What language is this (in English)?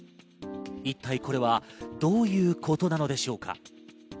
Japanese